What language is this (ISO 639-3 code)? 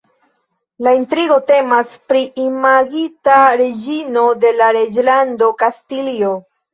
epo